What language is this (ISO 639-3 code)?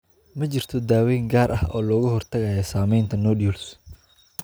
som